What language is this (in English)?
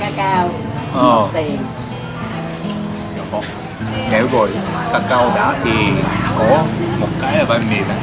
Vietnamese